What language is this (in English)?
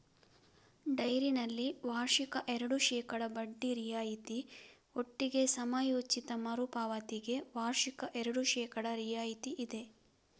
Kannada